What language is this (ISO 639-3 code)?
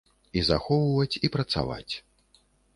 bel